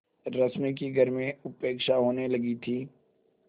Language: Hindi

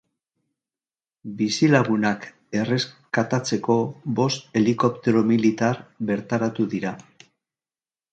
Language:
Basque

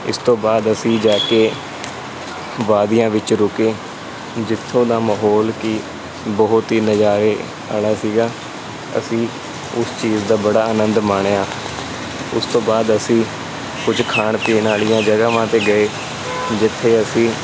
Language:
Punjabi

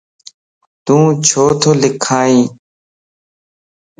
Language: Lasi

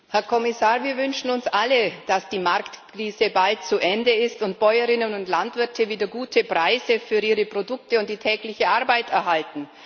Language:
German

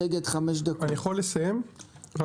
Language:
Hebrew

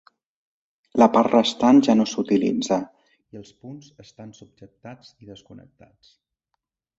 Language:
Catalan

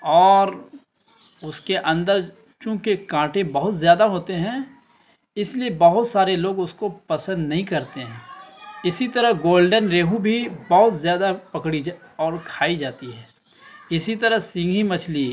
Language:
Urdu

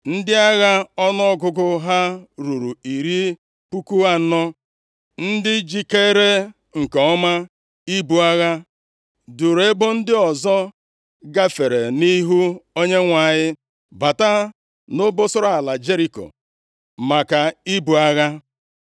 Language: Igbo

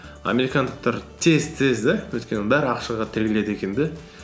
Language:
Kazakh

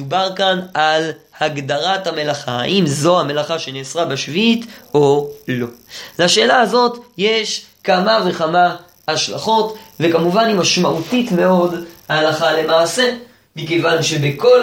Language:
Hebrew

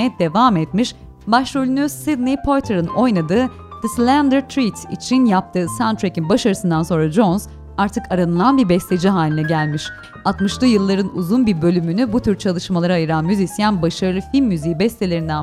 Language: Turkish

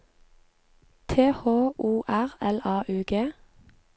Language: Norwegian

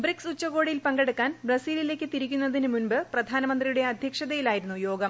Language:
Malayalam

